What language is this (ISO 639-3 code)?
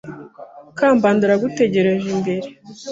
kin